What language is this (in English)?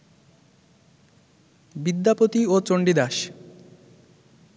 Bangla